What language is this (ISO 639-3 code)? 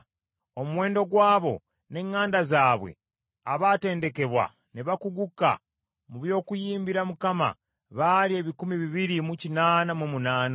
lug